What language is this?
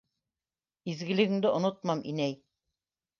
Bashkir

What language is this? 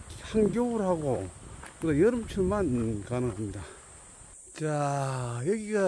Korean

